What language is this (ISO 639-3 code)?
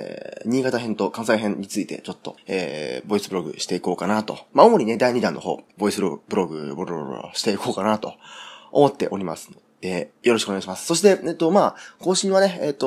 jpn